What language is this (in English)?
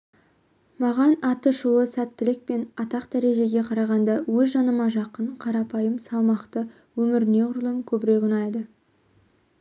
Kazakh